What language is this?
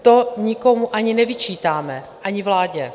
Czech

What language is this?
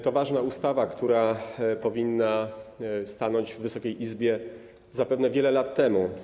Polish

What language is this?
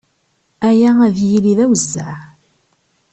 Kabyle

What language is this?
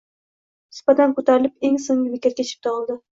Uzbek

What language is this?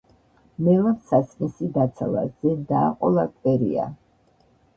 Georgian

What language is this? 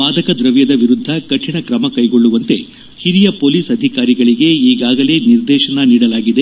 Kannada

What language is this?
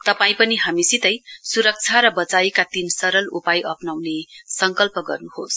Nepali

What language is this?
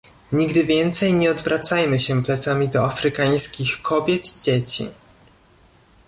Polish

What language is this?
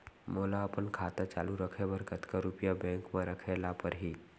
Chhattisgarhi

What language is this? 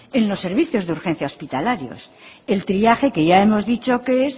Spanish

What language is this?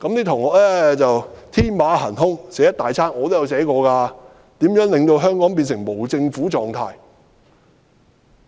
Cantonese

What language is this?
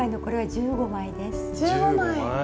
Japanese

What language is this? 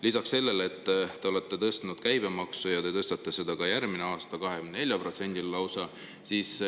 Estonian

